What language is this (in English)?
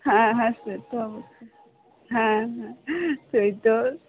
Bangla